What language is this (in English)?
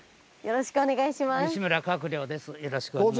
Japanese